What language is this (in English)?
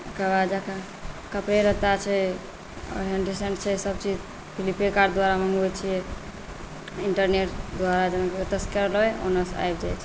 Maithili